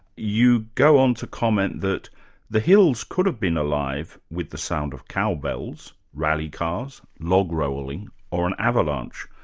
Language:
English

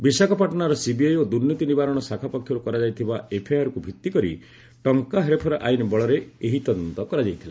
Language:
Odia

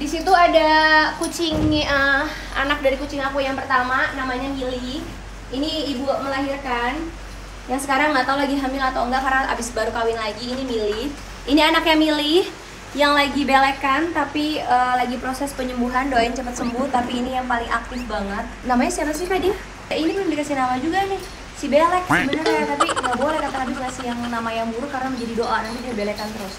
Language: Indonesian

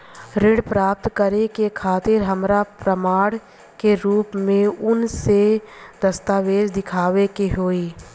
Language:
Bhojpuri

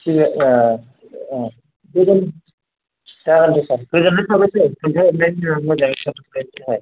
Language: Bodo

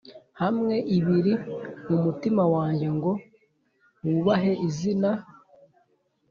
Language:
Kinyarwanda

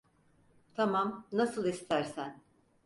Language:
Turkish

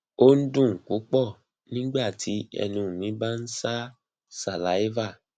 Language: Yoruba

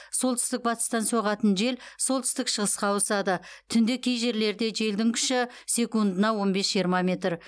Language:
Kazakh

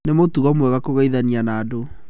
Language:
Kikuyu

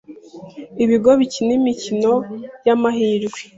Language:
Kinyarwanda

